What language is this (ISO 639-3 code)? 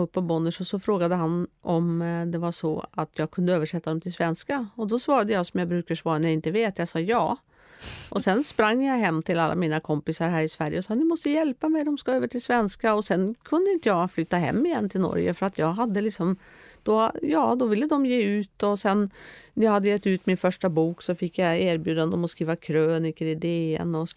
swe